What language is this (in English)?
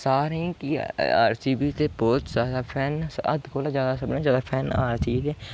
Dogri